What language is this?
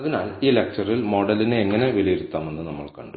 Malayalam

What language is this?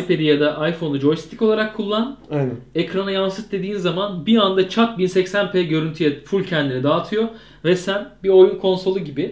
Turkish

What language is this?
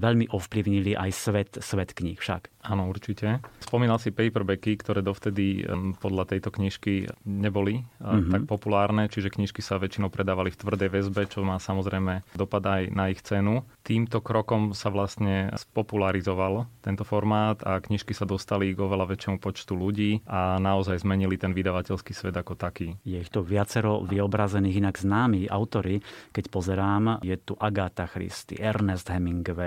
Slovak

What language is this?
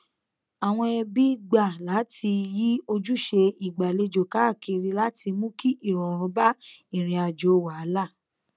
Yoruba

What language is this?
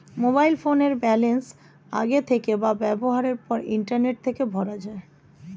Bangla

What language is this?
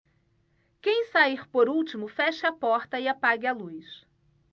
Portuguese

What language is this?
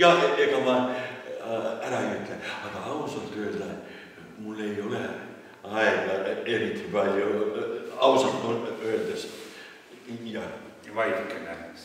Finnish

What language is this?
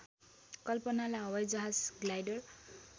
Nepali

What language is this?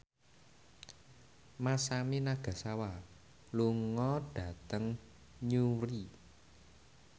Javanese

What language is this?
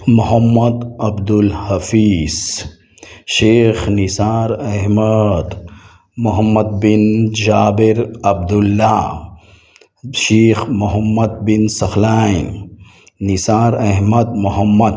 Urdu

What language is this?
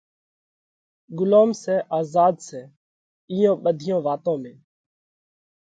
Parkari Koli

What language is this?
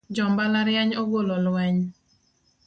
Luo (Kenya and Tanzania)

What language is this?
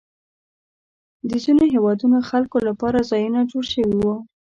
Pashto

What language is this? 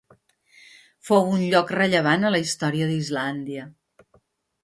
Catalan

